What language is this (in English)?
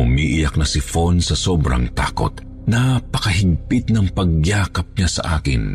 Filipino